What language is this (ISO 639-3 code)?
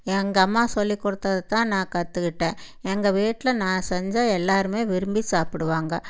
tam